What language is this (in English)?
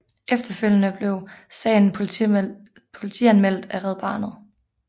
Danish